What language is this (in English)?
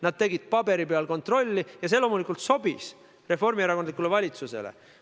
Estonian